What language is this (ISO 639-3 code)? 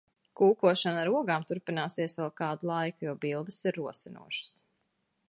lav